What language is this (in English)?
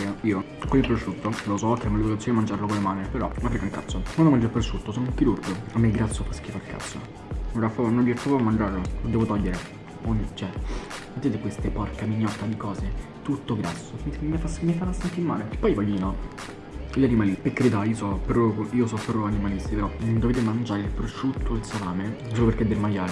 Italian